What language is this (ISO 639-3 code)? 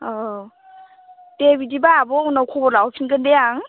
brx